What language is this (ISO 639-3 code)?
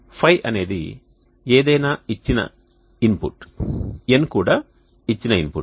tel